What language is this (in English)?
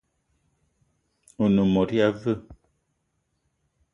Eton (Cameroon)